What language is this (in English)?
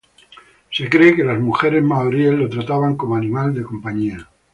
Spanish